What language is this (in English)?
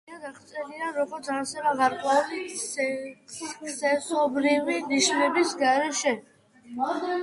Georgian